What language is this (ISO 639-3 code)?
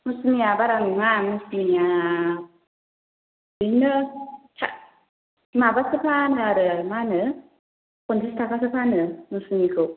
brx